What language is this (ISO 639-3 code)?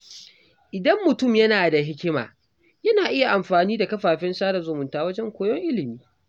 hau